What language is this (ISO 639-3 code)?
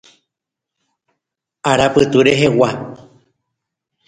grn